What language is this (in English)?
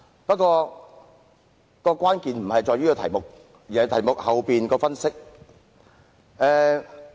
Cantonese